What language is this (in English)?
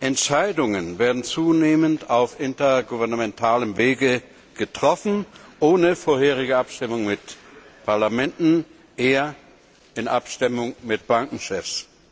German